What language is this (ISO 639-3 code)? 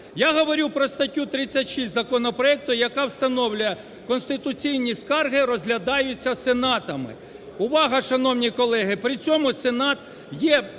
ukr